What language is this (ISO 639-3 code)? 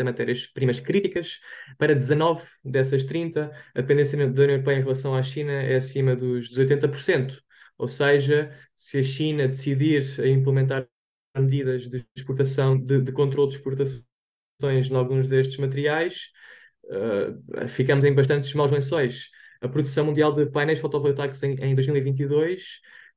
por